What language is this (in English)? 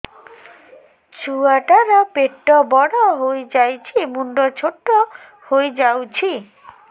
Odia